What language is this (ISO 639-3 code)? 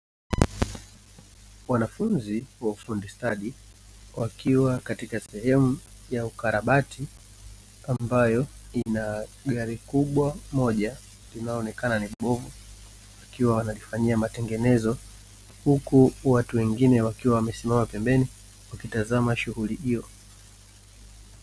swa